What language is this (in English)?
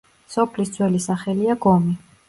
Georgian